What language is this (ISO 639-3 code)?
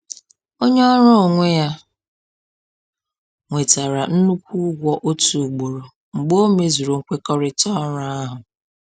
ibo